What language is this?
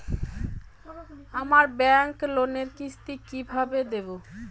Bangla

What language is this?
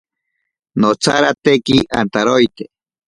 Ashéninka Perené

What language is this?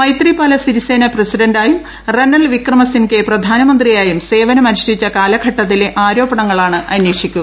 Malayalam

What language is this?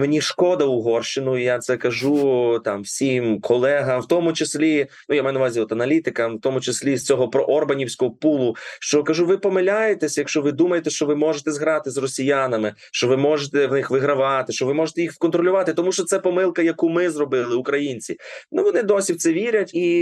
Ukrainian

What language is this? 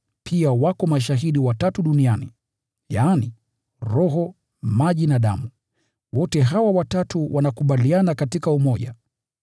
Swahili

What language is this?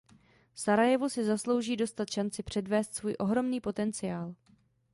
Czech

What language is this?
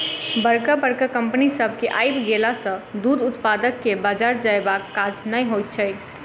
Maithili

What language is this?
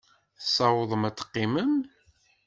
Kabyle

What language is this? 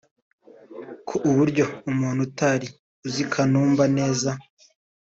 Kinyarwanda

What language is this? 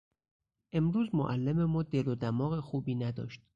Persian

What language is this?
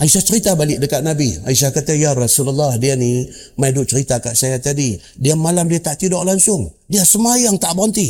Malay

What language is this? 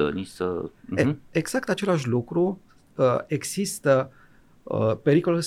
Romanian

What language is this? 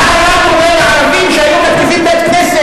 Hebrew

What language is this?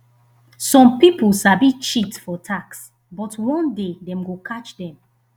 Nigerian Pidgin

